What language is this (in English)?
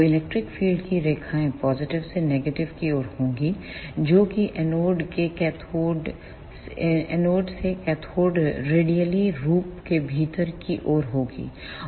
Hindi